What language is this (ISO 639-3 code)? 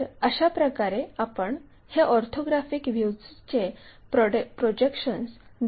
mar